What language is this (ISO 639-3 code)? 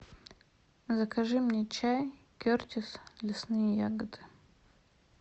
rus